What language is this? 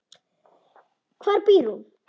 Icelandic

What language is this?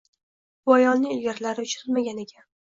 Uzbek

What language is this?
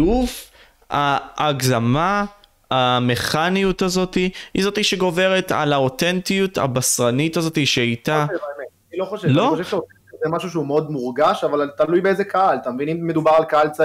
Hebrew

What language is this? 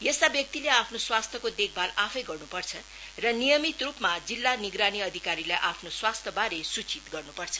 Nepali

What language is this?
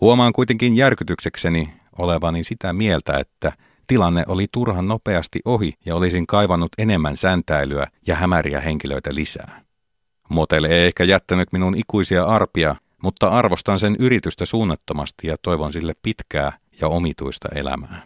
Finnish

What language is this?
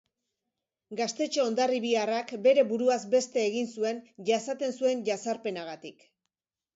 Basque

